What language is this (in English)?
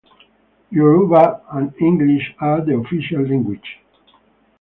English